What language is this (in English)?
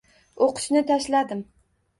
Uzbek